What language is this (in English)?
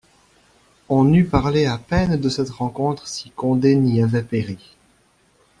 French